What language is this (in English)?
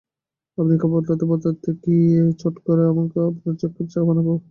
Bangla